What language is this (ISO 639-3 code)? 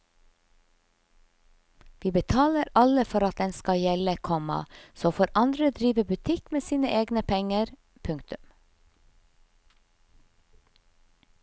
nor